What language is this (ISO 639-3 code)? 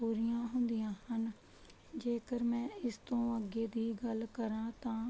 pan